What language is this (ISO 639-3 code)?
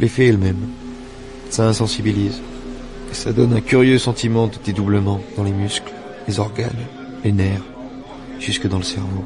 fra